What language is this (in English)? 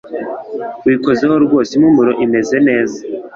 Kinyarwanda